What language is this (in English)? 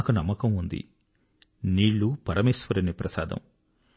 Telugu